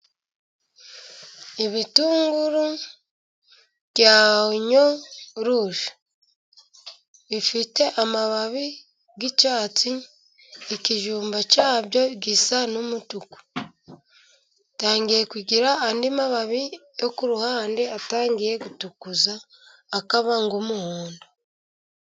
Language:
Kinyarwanda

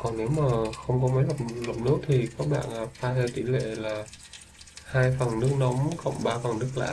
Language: Vietnamese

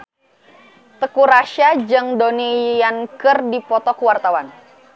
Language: Sundanese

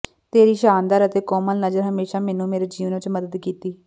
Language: Punjabi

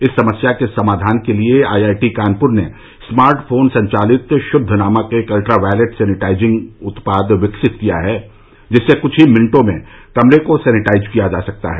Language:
Hindi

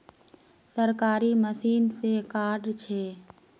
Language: Magahi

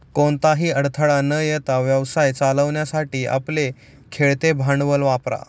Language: Marathi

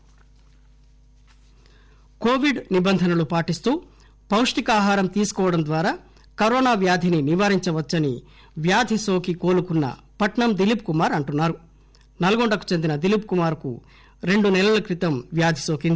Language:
Telugu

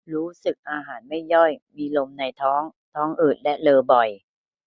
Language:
Thai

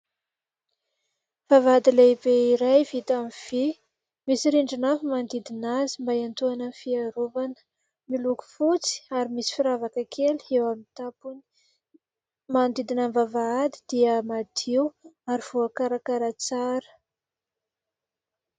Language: Malagasy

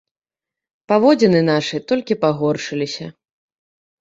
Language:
Belarusian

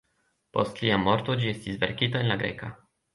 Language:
Esperanto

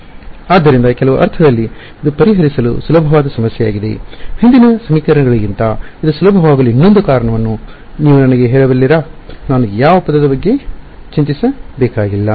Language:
Kannada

